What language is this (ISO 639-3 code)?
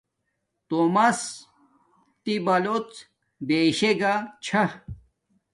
dmk